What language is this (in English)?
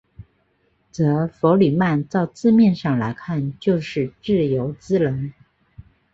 Chinese